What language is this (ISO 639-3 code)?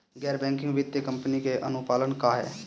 bho